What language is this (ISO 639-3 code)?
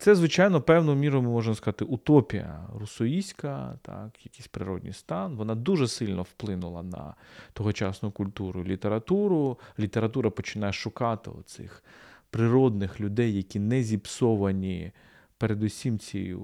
ukr